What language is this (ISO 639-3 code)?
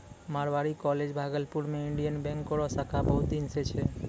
mai